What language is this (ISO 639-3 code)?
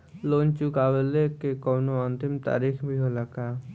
bho